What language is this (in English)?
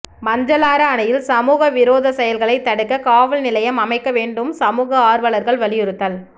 Tamil